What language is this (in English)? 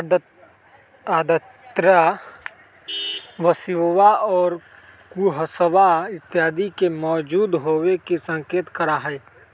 Magahi